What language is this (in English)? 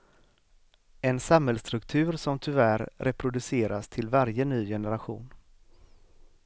Swedish